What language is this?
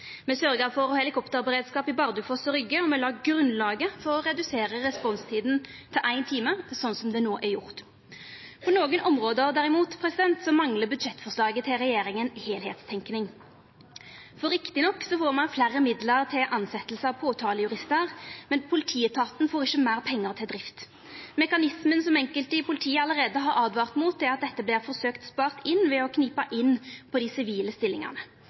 Norwegian Nynorsk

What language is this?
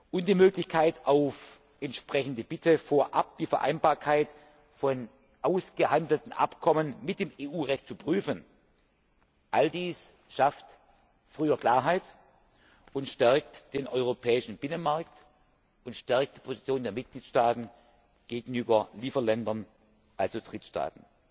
German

